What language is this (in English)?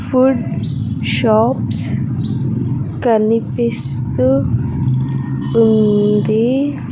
Telugu